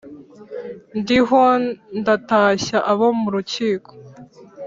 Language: Kinyarwanda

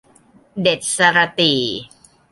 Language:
Thai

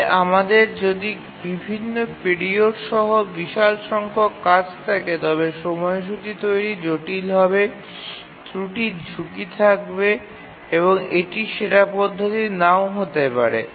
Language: Bangla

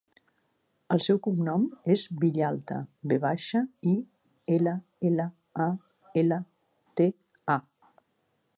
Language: Catalan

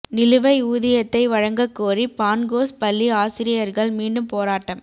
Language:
Tamil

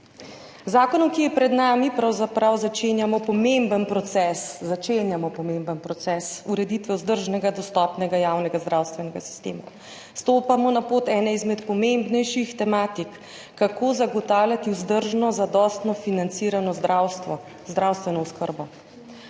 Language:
Slovenian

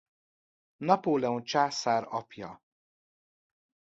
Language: Hungarian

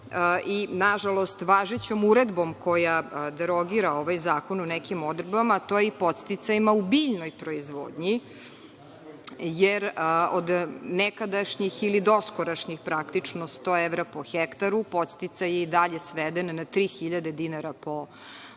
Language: Serbian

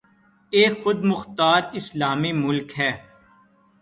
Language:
Urdu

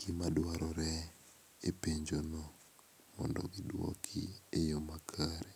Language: Luo (Kenya and Tanzania)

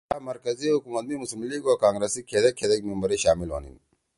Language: Torwali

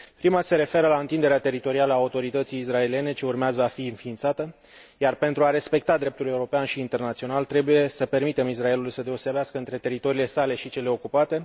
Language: Romanian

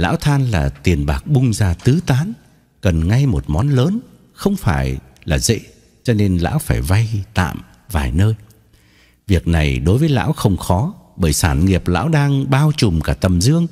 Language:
Vietnamese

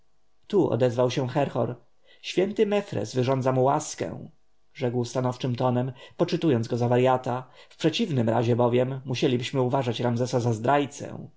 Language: Polish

